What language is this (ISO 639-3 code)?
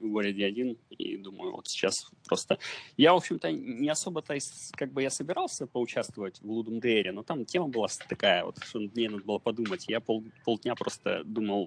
rus